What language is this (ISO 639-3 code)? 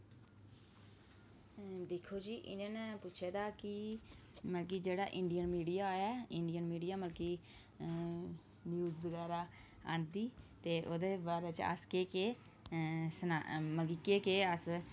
doi